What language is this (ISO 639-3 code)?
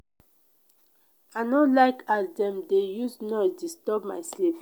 pcm